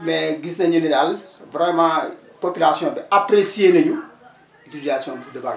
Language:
Wolof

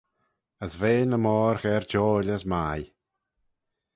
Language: Manx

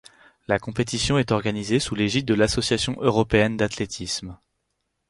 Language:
French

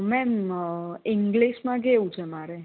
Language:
Gujarati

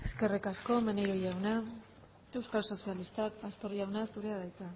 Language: Basque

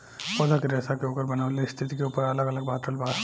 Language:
Bhojpuri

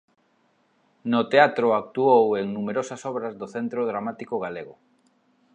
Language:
Galician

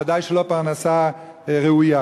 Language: Hebrew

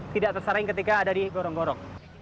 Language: Indonesian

